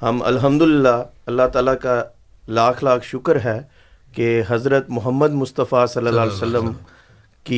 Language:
Urdu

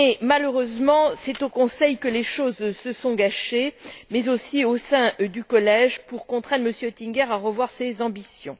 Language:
French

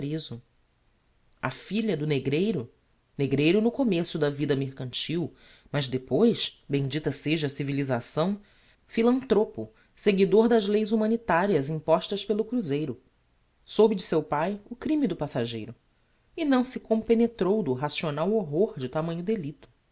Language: Portuguese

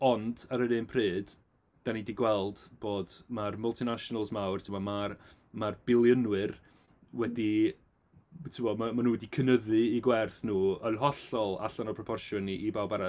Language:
Welsh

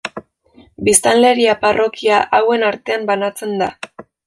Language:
Basque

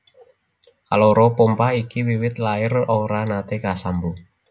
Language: Javanese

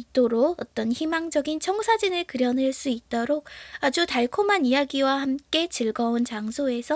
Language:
Korean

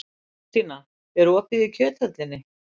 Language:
Icelandic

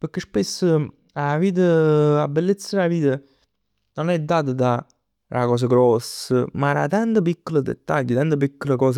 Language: Neapolitan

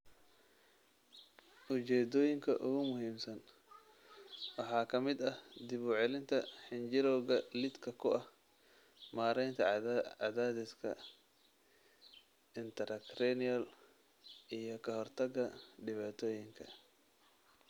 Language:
Somali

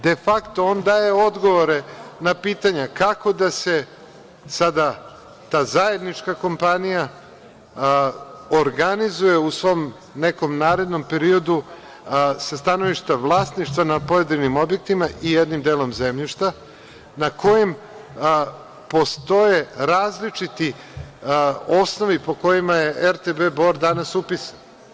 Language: Serbian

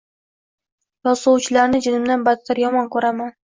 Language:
Uzbek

